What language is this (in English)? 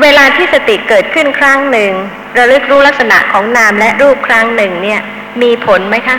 Thai